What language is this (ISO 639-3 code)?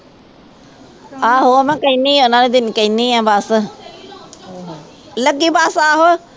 pan